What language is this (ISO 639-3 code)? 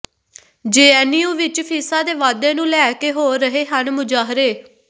pan